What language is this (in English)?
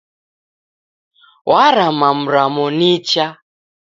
Taita